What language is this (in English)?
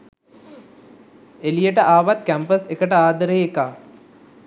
Sinhala